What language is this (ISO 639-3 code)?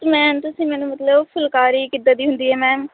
pan